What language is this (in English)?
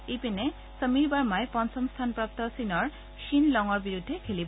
Assamese